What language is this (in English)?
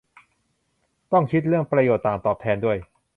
Thai